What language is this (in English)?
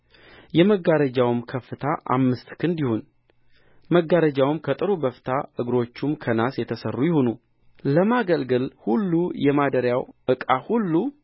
Amharic